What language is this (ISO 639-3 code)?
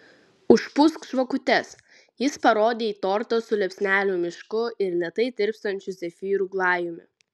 lit